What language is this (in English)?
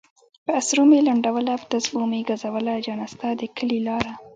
Pashto